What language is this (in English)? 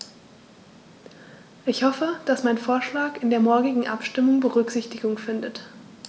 German